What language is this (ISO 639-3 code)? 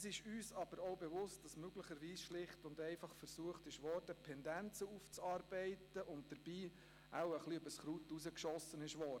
gsw